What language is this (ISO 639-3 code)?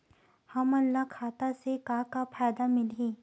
hne